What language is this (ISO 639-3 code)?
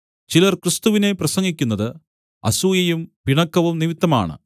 mal